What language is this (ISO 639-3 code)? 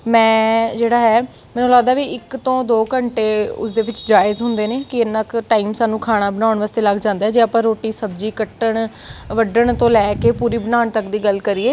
pan